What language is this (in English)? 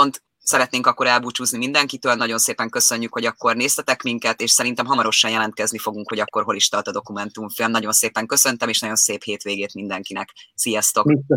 Hungarian